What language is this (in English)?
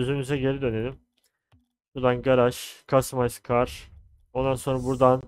Turkish